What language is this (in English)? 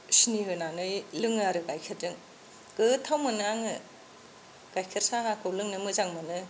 Bodo